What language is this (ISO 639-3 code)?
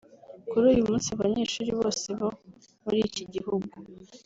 kin